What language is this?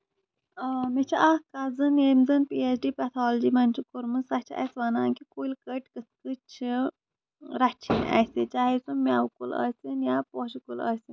Kashmiri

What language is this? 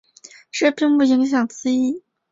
Chinese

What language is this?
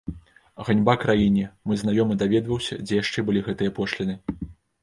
Belarusian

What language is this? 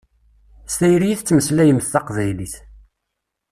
Kabyle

